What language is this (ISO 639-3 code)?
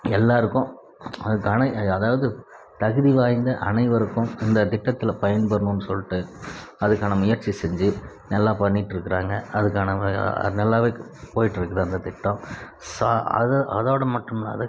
tam